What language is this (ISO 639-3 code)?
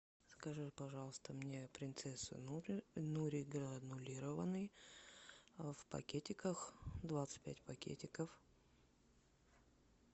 rus